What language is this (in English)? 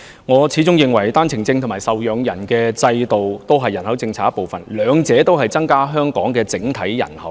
Cantonese